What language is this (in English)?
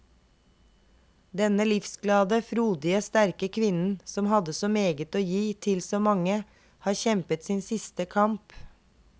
Norwegian